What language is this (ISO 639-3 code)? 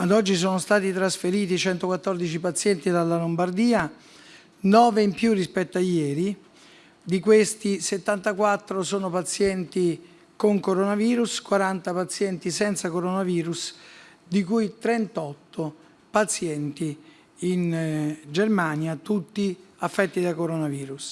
ita